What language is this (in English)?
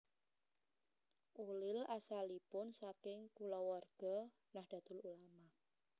Javanese